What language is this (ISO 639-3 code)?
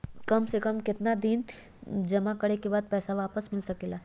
mag